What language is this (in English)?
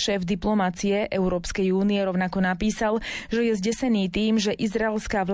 Slovak